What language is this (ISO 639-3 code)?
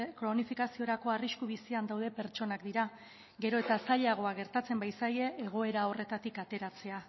eus